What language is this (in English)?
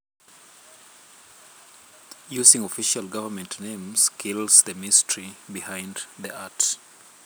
Luo (Kenya and Tanzania)